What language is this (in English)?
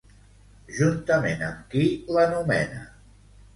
Catalan